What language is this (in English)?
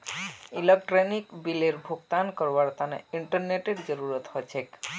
Magahi